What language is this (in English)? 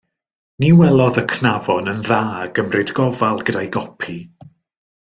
Welsh